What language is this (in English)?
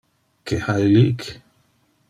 Interlingua